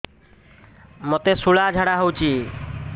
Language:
Odia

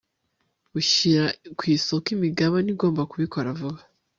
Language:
Kinyarwanda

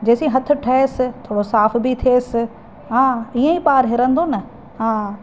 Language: Sindhi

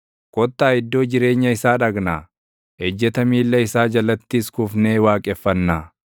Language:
Oromo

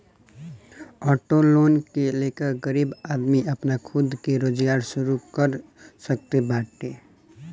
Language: Bhojpuri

